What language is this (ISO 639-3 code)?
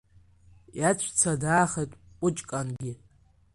abk